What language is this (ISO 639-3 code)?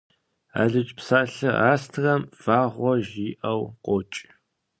kbd